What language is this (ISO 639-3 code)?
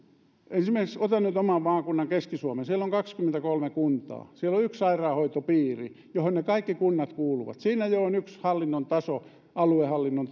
fin